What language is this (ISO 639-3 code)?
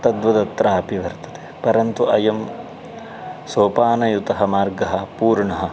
san